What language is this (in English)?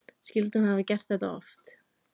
Icelandic